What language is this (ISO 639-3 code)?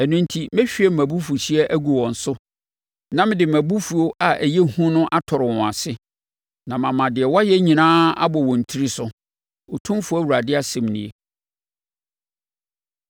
aka